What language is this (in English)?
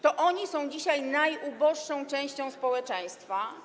Polish